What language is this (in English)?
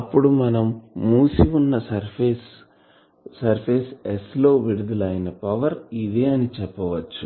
Telugu